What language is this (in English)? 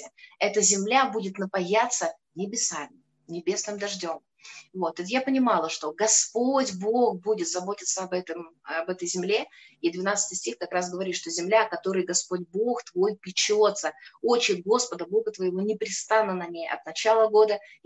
Russian